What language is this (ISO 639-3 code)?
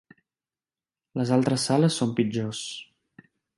cat